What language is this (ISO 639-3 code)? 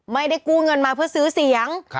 tha